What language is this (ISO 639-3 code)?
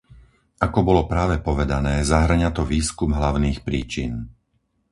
slk